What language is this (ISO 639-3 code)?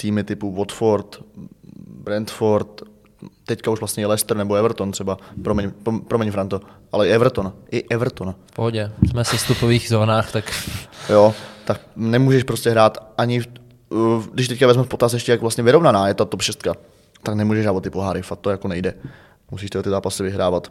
ces